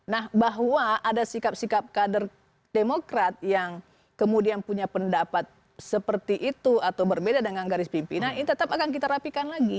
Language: Indonesian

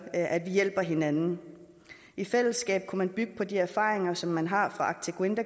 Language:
Danish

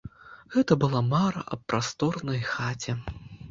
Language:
Belarusian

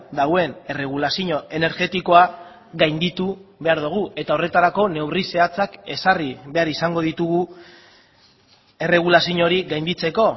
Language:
Basque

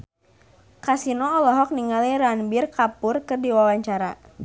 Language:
Sundanese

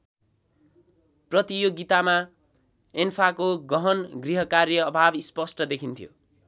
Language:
Nepali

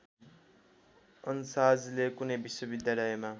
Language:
Nepali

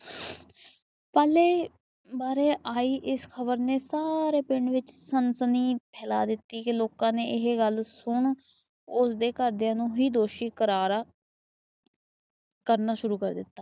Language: Punjabi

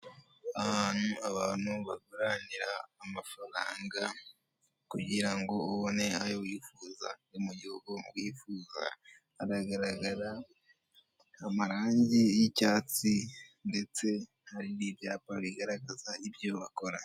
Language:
Kinyarwanda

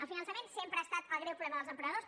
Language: Catalan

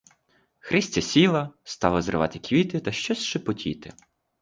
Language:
Ukrainian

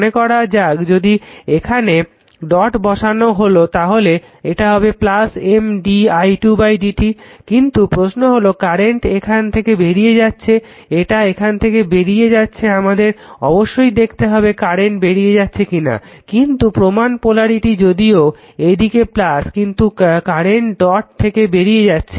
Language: Bangla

